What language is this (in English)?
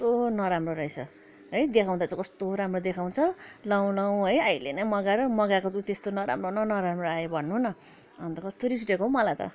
Nepali